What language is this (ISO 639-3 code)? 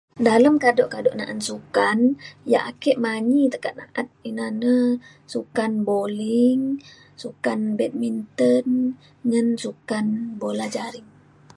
xkl